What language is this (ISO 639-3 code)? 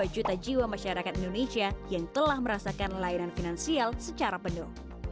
ind